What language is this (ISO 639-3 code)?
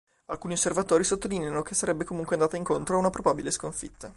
ita